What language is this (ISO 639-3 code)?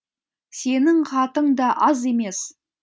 kaz